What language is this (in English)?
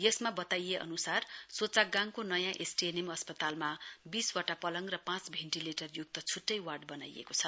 Nepali